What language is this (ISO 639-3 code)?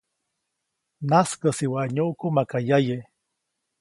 zoc